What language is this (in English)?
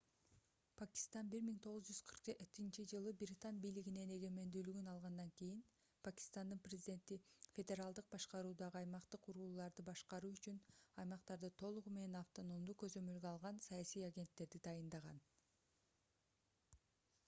Kyrgyz